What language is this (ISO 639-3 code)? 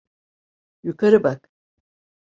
tur